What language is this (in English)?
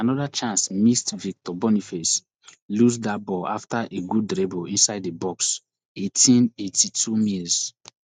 Nigerian Pidgin